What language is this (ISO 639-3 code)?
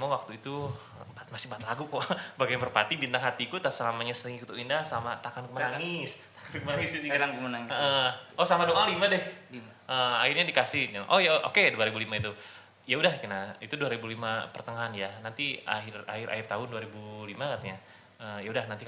ind